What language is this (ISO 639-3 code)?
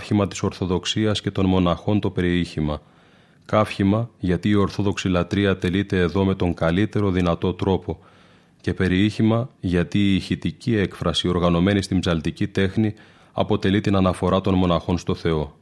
ell